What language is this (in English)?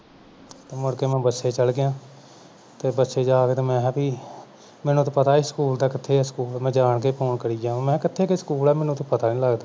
Punjabi